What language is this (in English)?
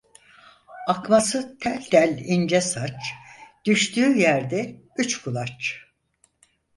Turkish